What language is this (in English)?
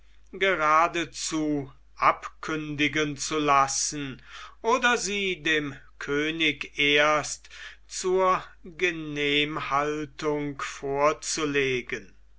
German